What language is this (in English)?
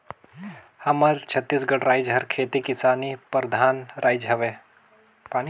Chhattisgarhi